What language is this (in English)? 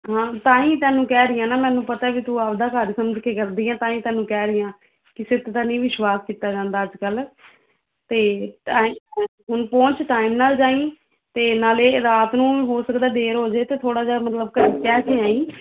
Punjabi